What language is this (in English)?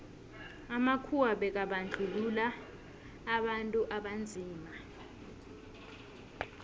South Ndebele